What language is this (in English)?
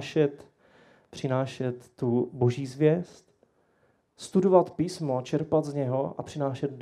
Czech